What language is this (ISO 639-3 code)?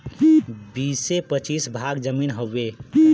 bho